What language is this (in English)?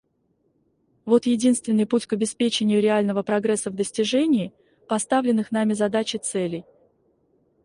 Russian